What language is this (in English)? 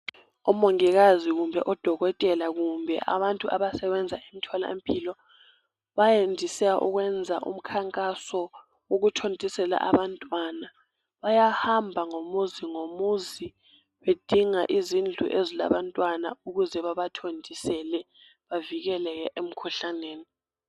North Ndebele